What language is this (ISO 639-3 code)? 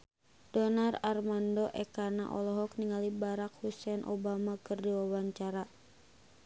sun